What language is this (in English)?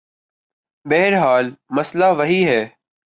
Urdu